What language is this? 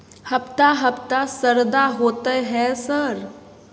Maithili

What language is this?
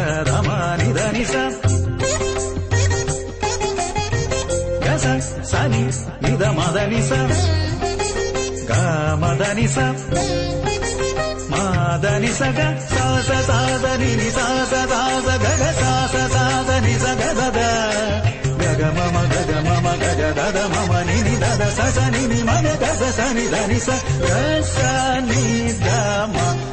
Malayalam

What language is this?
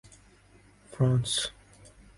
Urdu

